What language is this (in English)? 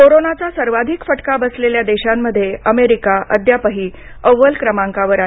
Marathi